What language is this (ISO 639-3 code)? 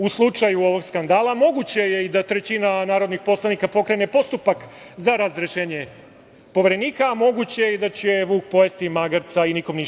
srp